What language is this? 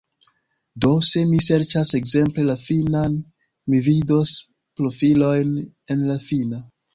Esperanto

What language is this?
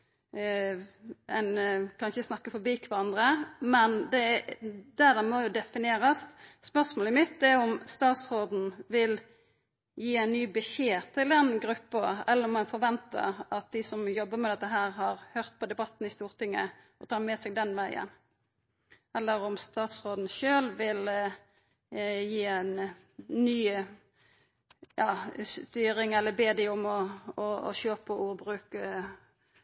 Norwegian Nynorsk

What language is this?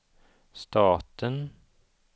Swedish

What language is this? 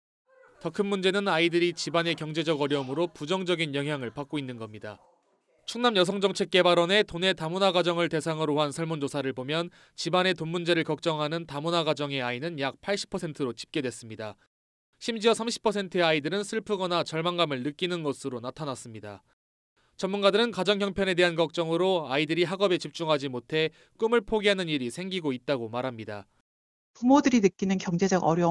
Korean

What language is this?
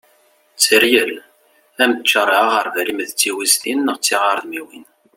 Kabyle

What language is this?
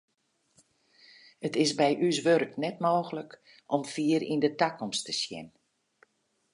Western Frisian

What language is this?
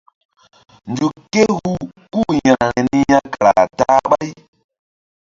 Mbum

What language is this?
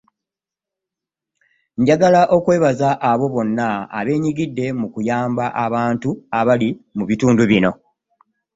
Ganda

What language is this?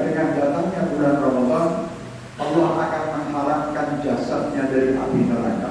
Indonesian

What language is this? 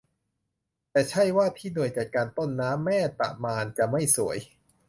Thai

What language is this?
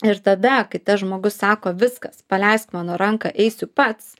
Lithuanian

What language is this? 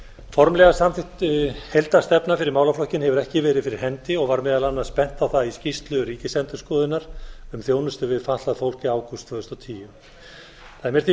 Icelandic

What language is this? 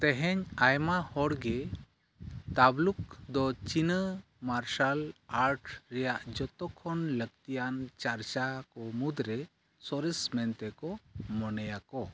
Santali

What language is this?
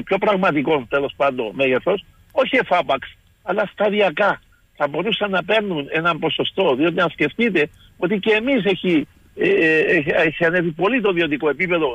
Greek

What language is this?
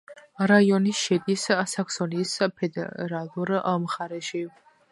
Georgian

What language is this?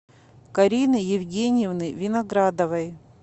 Russian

